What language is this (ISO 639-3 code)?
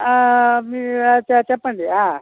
tel